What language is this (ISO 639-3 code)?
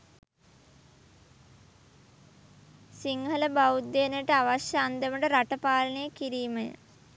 sin